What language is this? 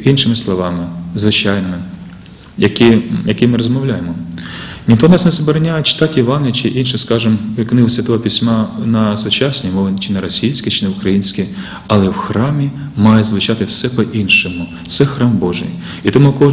Ukrainian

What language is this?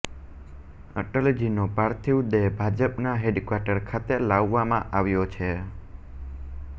Gujarati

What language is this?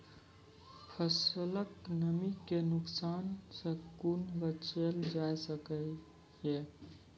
Maithili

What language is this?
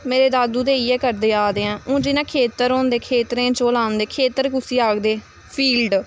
Dogri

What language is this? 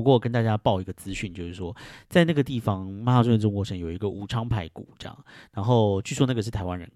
Chinese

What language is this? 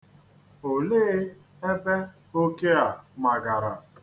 Igbo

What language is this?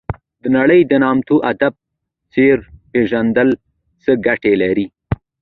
Pashto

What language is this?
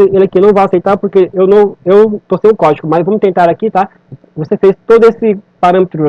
Portuguese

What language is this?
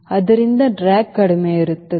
Kannada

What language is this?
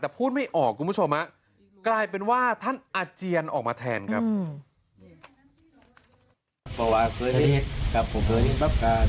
Thai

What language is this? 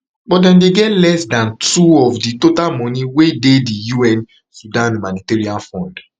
Nigerian Pidgin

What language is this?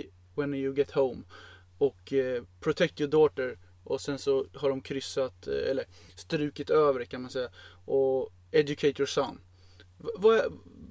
Swedish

